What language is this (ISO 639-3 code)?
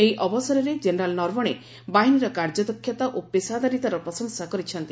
ori